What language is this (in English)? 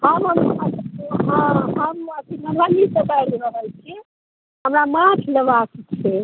Maithili